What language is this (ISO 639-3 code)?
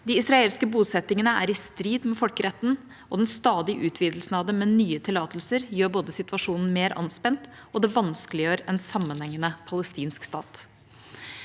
nor